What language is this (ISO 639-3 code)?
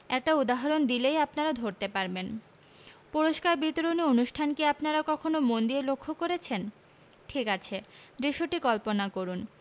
ben